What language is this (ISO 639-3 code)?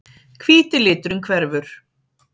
isl